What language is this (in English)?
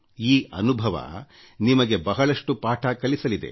Kannada